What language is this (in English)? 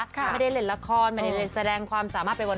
Thai